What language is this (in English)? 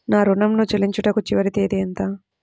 Telugu